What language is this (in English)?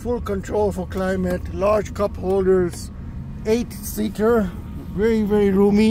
English